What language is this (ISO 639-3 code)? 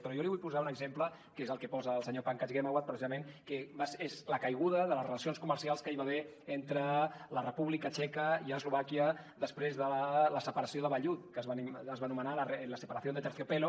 cat